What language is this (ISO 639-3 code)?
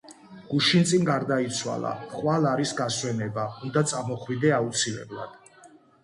kat